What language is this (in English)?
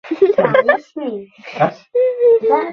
Bangla